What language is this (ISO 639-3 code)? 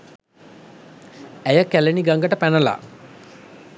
sin